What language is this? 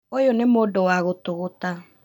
Kikuyu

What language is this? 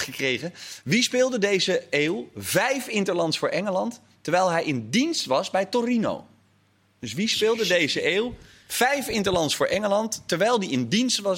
Dutch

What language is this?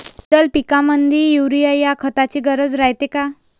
Marathi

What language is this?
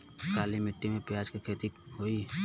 Bhojpuri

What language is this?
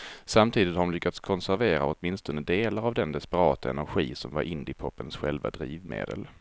Swedish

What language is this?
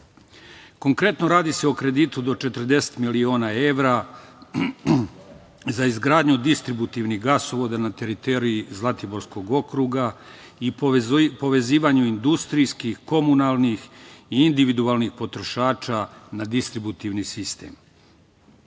Serbian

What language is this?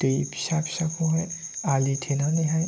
Bodo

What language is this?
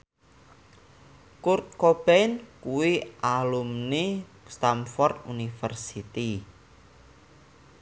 Javanese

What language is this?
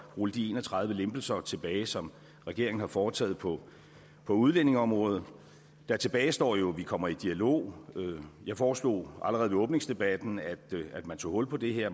Danish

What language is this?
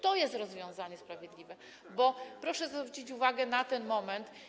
Polish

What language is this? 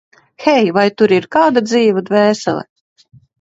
Latvian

